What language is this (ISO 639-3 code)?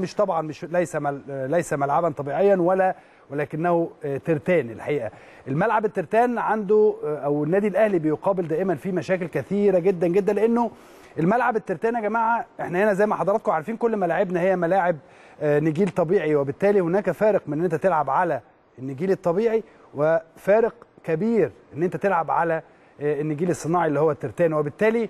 ara